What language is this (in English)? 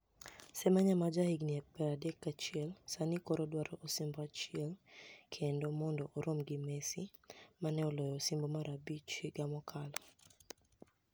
Luo (Kenya and Tanzania)